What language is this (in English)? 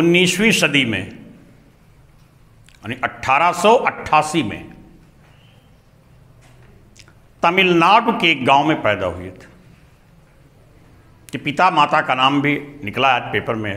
Hindi